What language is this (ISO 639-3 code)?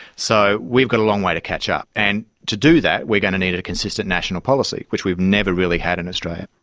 eng